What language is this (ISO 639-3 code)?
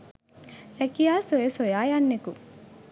sin